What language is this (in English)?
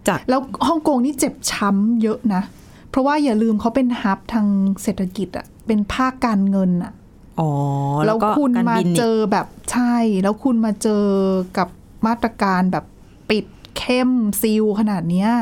Thai